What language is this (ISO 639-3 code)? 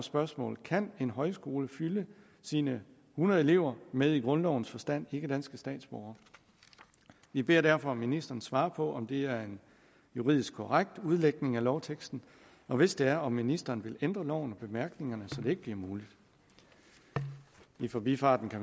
dan